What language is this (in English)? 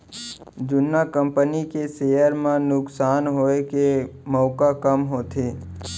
Chhattisgarhi